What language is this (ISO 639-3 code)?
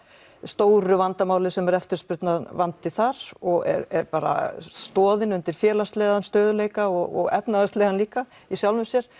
isl